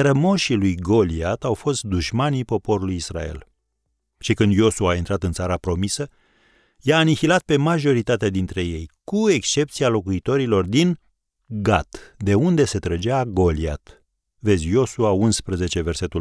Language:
Romanian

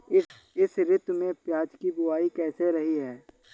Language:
Hindi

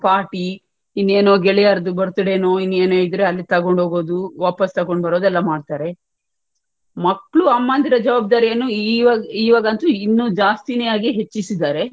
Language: Kannada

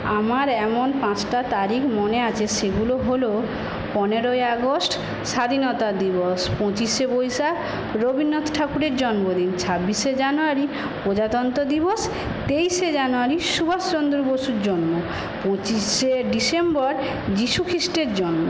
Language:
Bangla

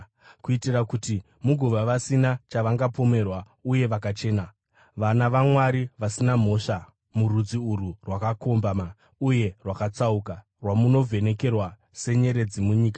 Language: Shona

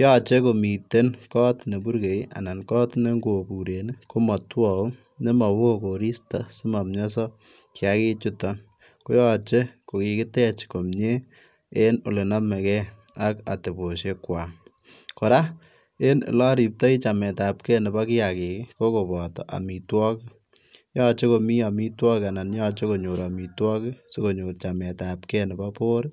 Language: Kalenjin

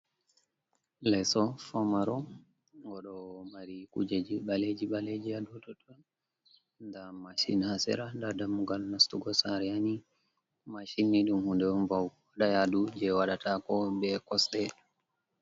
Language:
Fula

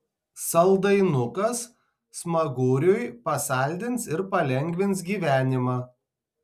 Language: Lithuanian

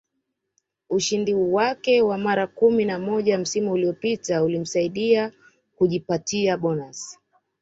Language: Swahili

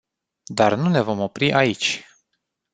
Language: Romanian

